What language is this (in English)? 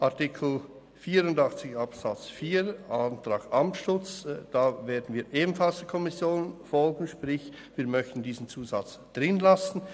Swiss German